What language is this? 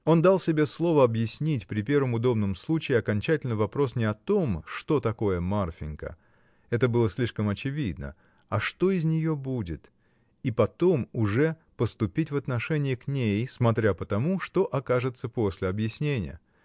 Russian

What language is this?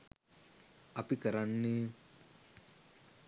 Sinhala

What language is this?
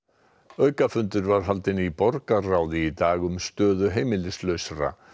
Icelandic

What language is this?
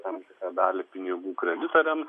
Lithuanian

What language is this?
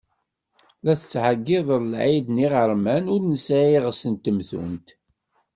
Kabyle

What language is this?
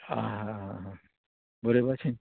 Konkani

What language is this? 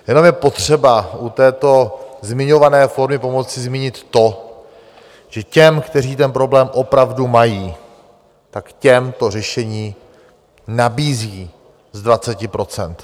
Czech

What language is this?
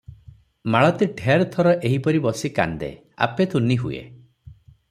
Odia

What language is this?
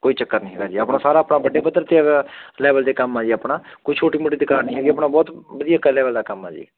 Punjabi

